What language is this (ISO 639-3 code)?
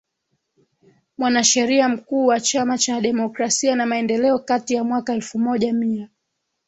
swa